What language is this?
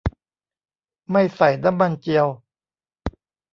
Thai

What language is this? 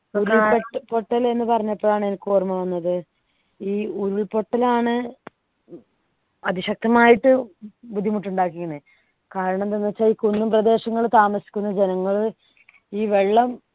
Malayalam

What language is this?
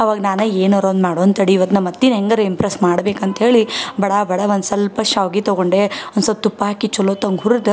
Kannada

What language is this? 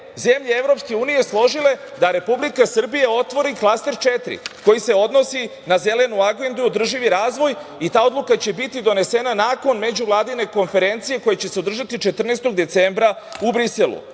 Serbian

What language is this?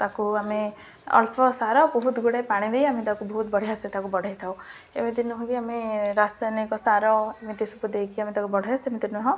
Odia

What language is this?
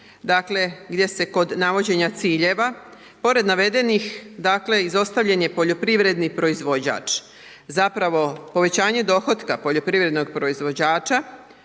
Croatian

